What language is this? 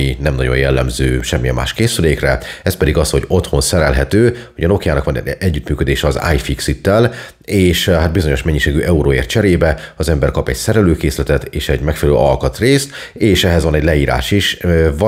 Hungarian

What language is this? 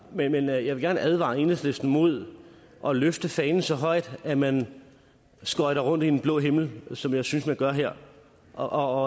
Danish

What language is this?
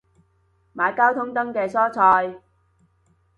Cantonese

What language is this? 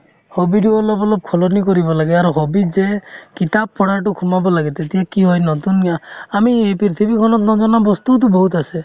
Assamese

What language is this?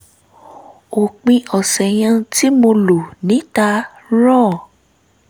Yoruba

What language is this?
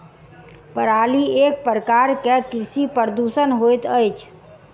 Maithili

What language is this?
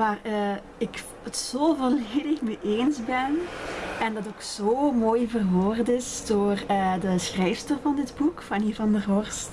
Dutch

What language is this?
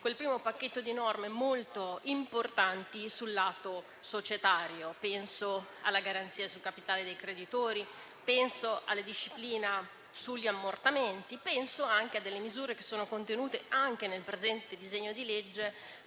Italian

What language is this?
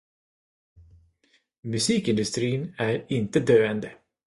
Swedish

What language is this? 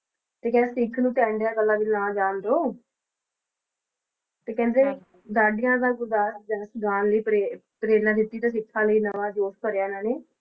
Punjabi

